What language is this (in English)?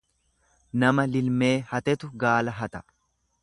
Oromo